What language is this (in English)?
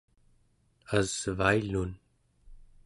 Central Yupik